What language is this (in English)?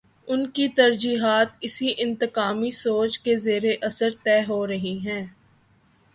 Urdu